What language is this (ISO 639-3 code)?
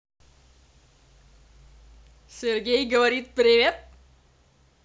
rus